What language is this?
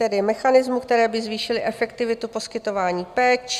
Czech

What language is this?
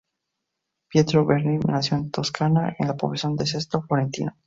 Spanish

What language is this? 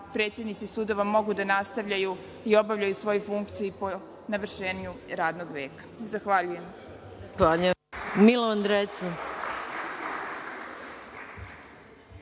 Serbian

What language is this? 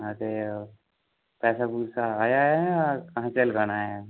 Dogri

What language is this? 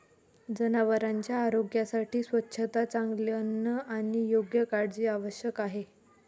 Marathi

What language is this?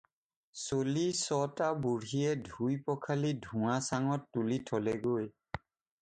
Assamese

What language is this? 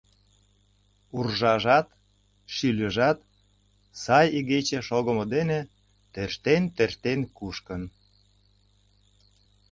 Mari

